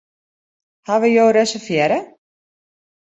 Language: Western Frisian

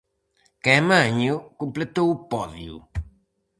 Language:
Galician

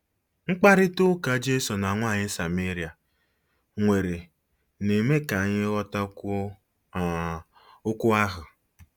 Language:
Igbo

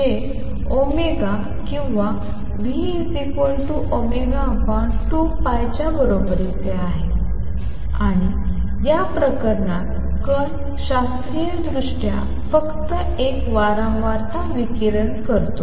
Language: Marathi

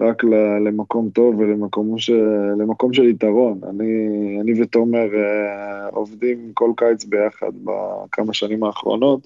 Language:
Hebrew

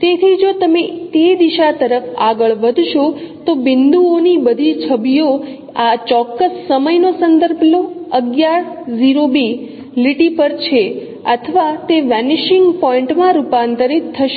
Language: Gujarati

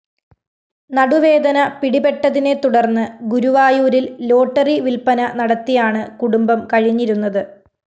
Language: Malayalam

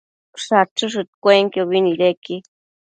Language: Matsés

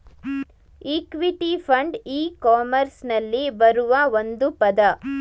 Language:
Kannada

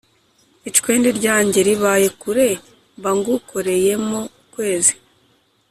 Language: Kinyarwanda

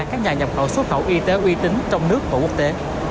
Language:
Vietnamese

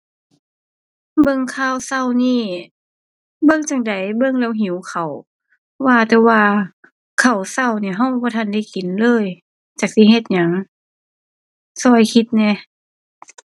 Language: Thai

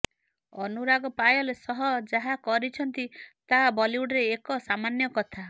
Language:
Odia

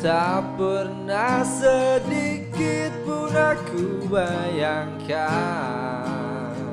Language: Indonesian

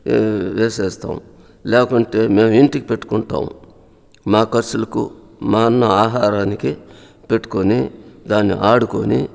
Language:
Telugu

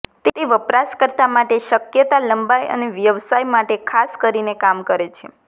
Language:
Gujarati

